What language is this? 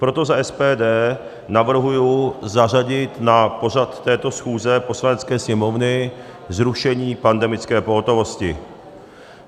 Czech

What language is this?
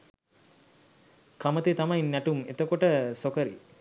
Sinhala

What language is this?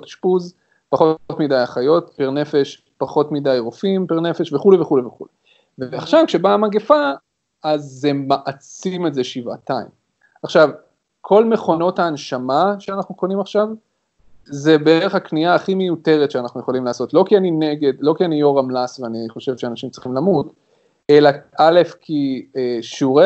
Hebrew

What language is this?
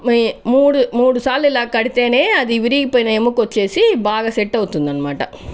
Telugu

